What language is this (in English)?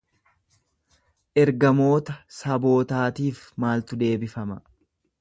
Oromo